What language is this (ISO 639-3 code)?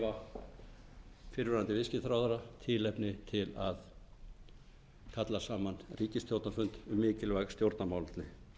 isl